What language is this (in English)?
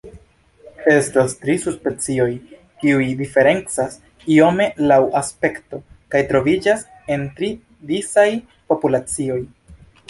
Esperanto